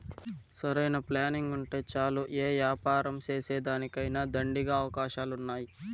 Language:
Telugu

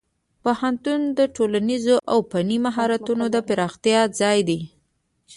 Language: Pashto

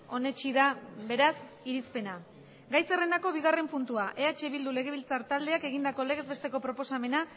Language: Basque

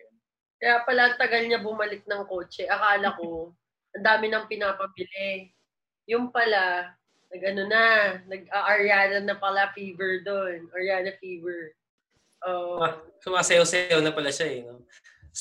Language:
Filipino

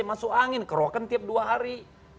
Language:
Indonesian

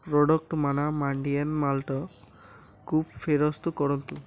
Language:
Odia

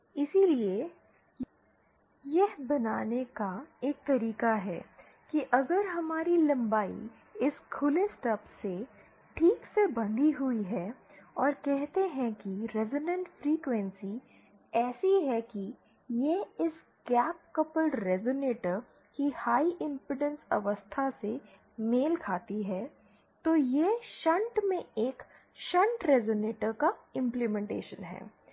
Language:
Hindi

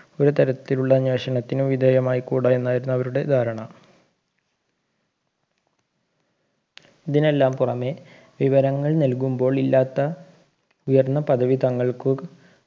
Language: Malayalam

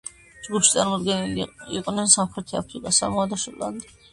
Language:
Georgian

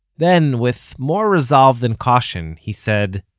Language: English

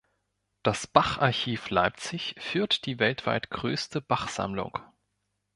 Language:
German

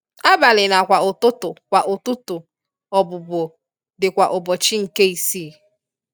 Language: Igbo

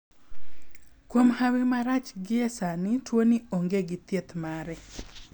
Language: Luo (Kenya and Tanzania)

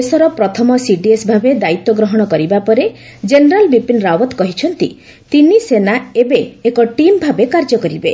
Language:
Odia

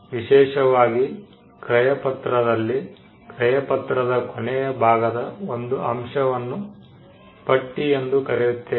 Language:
Kannada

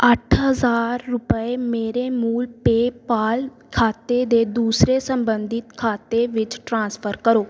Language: Punjabi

